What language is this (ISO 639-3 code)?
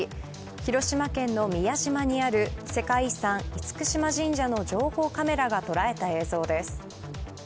jpn